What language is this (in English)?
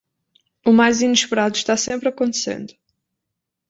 Portuguese